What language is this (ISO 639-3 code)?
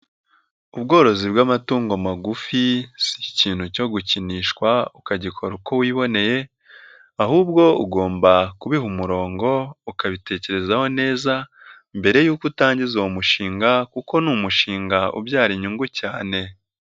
kin